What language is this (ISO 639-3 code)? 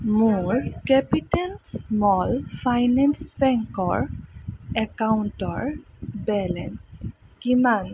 asm